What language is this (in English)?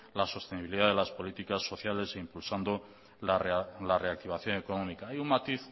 Spanish